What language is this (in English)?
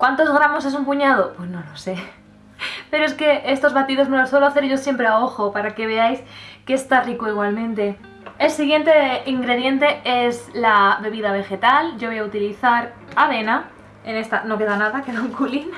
Spanish